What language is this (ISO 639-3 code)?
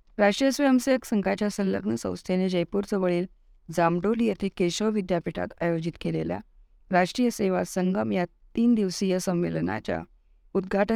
mar